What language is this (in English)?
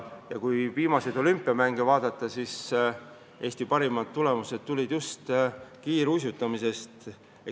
Estonian